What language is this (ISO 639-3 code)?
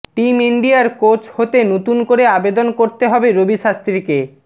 ben